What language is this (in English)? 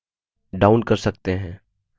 Hindi